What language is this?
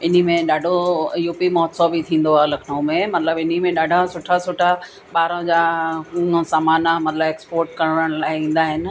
Sindhi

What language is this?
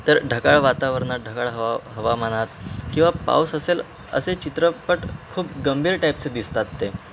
Marathi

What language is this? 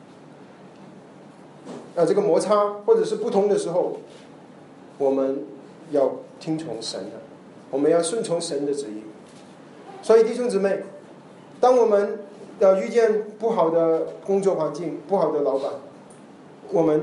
Chinese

